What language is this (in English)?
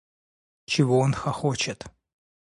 Russian